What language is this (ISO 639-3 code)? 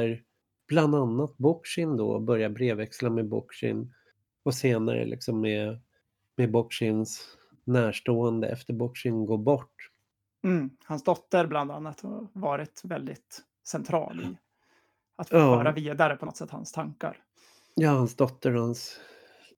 swe